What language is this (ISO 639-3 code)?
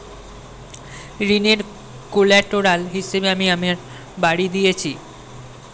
ben